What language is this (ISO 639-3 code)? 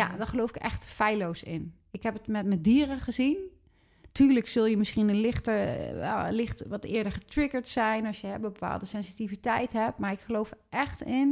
nld